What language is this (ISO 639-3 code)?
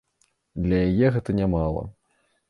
bel